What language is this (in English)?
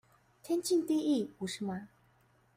Chinese